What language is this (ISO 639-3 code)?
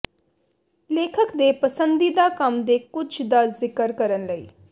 pan